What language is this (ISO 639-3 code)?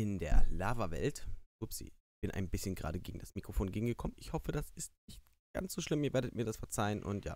deu